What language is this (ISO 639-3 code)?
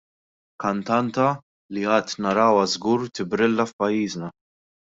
mlt